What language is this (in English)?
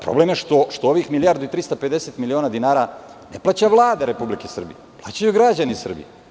Serbian